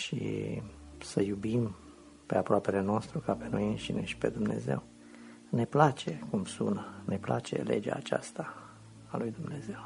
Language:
Romanian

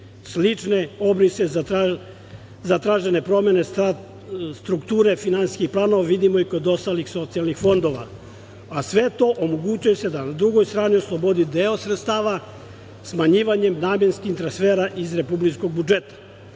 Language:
Serbian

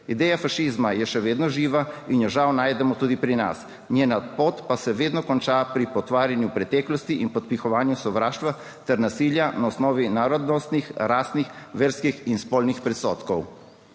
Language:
Slovenian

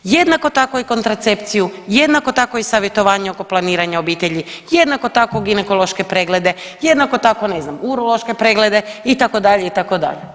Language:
Croatian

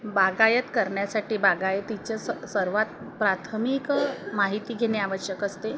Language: Marathi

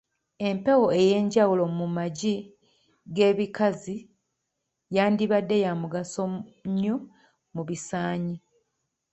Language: Ganda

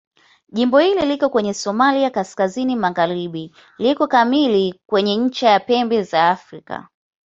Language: Swahili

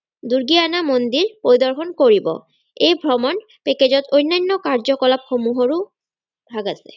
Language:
Assamese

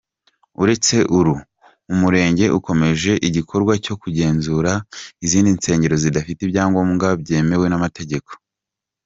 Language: Kinyarwanda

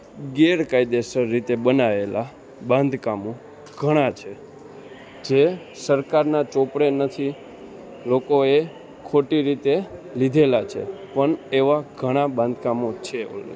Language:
Gujarati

